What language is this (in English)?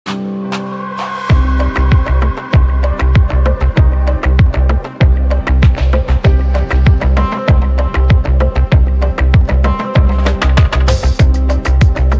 Arabic